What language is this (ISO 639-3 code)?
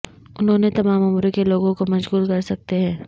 urd